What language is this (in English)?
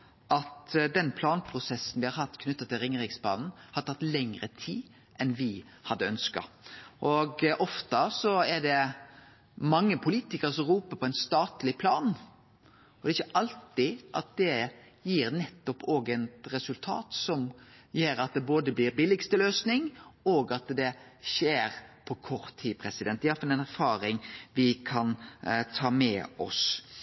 Norwegian Nynorsk